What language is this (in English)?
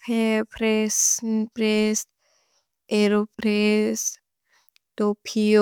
Bodo